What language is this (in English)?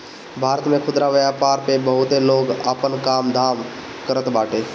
Bhojpuri